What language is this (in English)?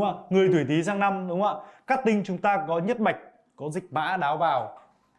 Vietnamese